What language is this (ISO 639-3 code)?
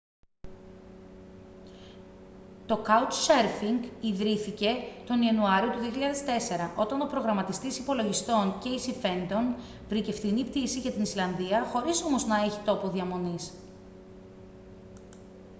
ell